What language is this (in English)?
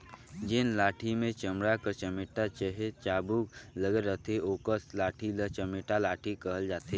Chhattisgarhi